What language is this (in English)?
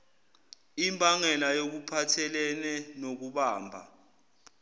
Zulu